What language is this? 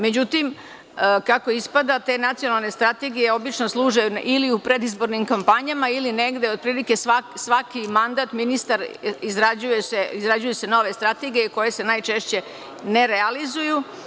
Serbian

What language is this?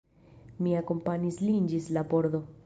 Esperanto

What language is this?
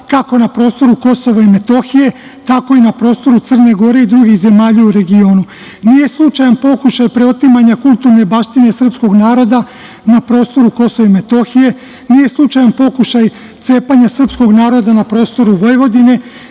Serbian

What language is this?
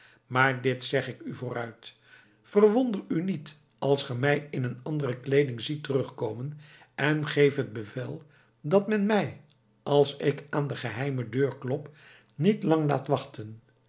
Dutch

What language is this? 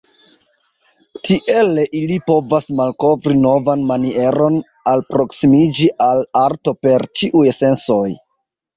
Esperanto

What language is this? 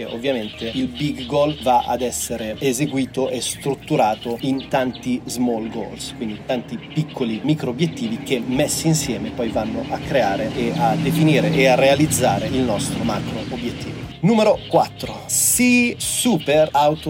Italian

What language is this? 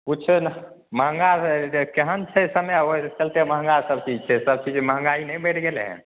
Maithili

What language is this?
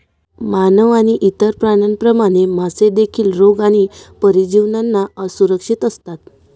Marathi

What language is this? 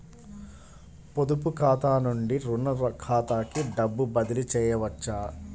Telugu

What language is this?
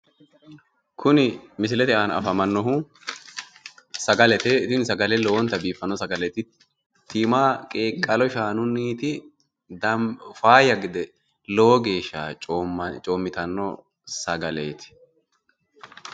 Sidamo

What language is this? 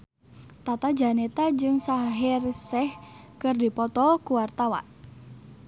Sundanese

